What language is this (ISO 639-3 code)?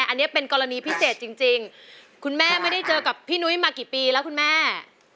tha